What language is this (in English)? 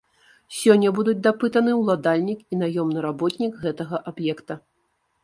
Belarusian